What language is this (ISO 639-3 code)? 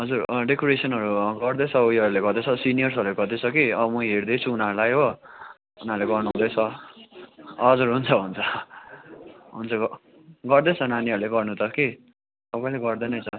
nep